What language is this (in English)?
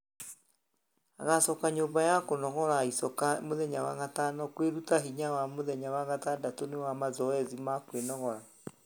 Kikuyu